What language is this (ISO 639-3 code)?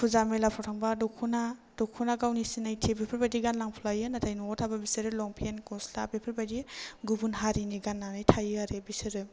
brx